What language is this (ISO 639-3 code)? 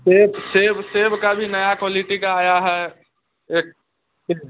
hin